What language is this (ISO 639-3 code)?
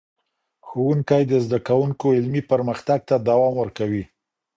pus